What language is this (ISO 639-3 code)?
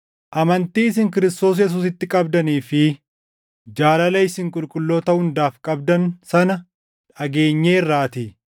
orm